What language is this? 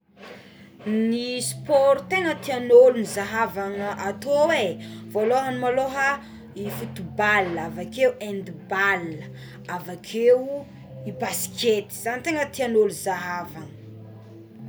Tsimihety Malagasy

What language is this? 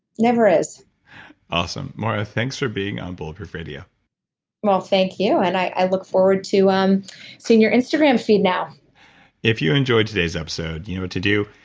English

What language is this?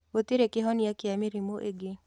Kikuyu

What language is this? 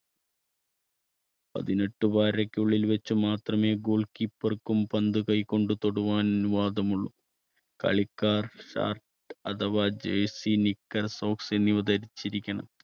Malayalam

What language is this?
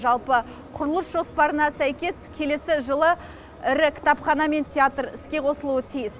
Kazakh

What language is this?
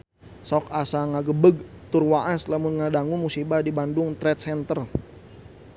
Sundanese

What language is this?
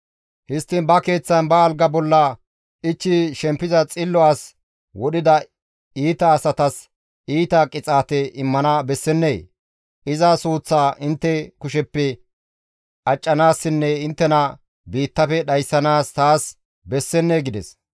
Gamo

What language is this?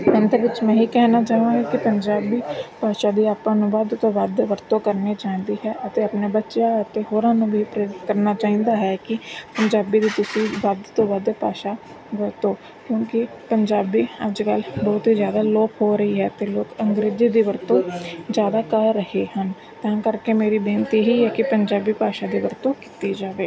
Punjabi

